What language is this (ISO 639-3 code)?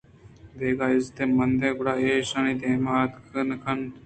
bgp